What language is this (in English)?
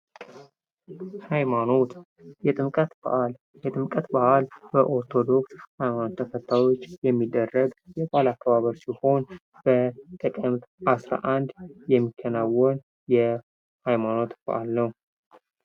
Amharic